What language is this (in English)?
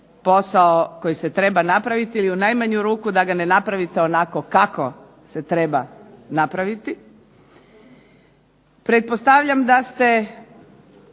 Croatian